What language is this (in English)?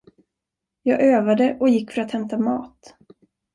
Swedish